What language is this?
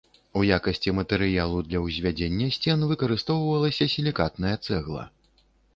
Belarusian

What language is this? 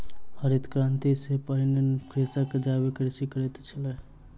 Maithili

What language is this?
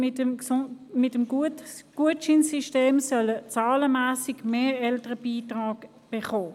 Swiss German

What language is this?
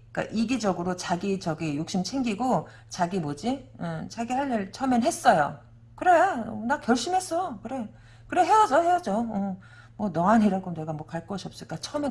Korean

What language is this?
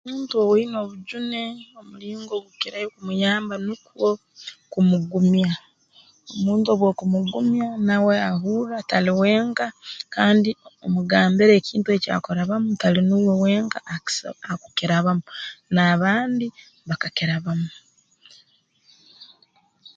Tooro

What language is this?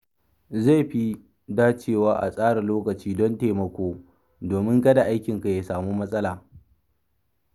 Hausa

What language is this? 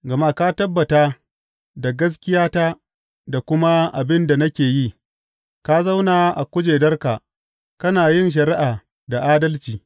Hausa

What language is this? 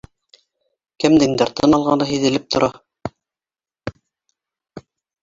Bashkir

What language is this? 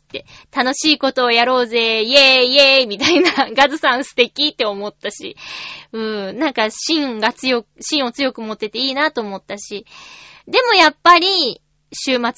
Japanese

